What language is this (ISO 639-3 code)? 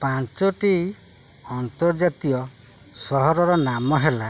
ori